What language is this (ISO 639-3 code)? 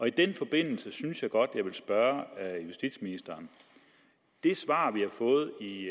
dan